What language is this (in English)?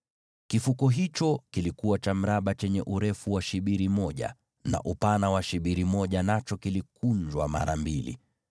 Swahili